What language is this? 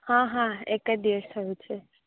Gujarati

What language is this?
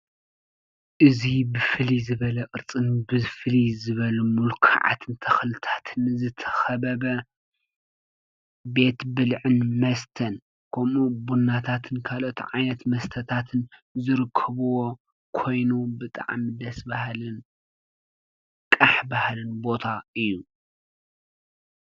Tigrinya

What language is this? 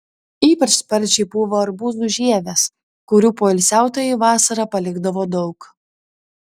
Lithuanian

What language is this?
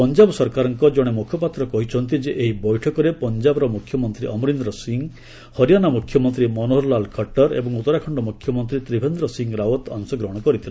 Odia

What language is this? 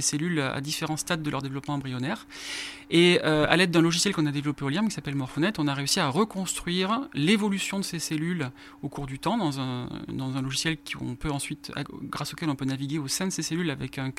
French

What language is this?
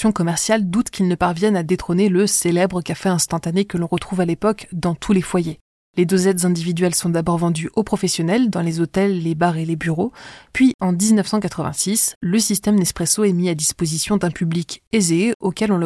French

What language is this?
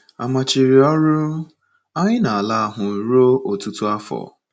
Igbo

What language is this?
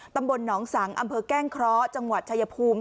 Thai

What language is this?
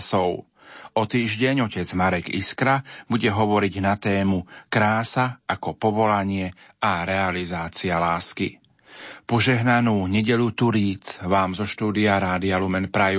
Slovak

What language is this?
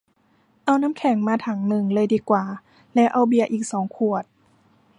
Thai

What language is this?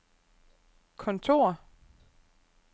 Danish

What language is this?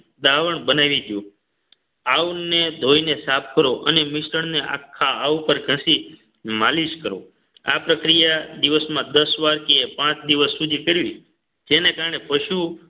Gujarati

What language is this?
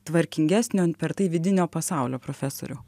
Lithuanian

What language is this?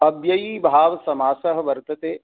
Sanskrit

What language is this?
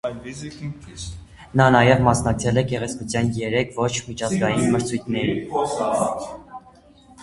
Armenian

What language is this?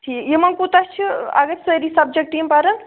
Kashmiri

